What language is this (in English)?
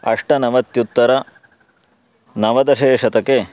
Sanskrit